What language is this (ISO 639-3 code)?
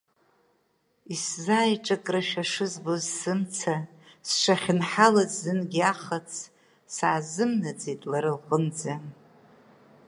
abk